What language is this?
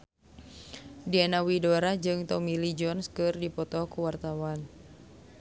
Sundanese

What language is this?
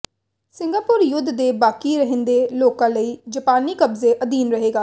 Punjabi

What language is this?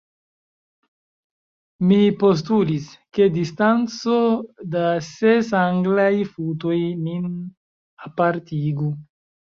Esperanto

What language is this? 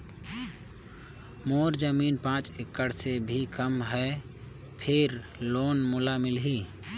Chhattisgarhi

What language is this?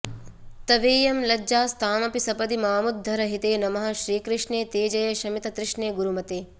Sanskrit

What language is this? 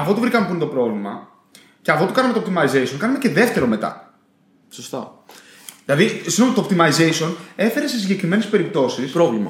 Greek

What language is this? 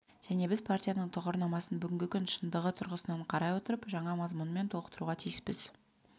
Kazakh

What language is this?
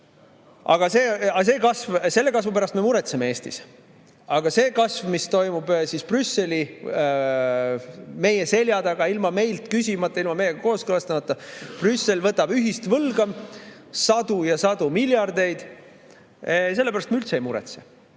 Estonian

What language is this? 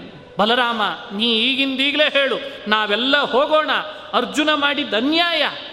Kannada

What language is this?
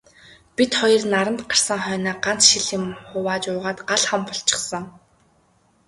Mongolian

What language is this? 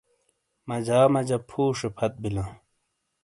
Shina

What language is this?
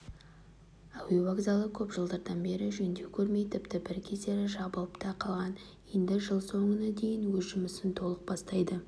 Kazakh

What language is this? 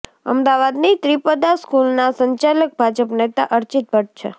Gujarati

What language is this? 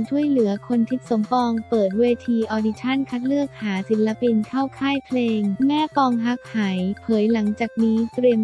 Thai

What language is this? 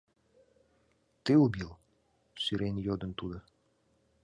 Mari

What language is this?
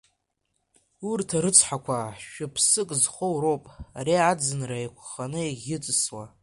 Abkhazian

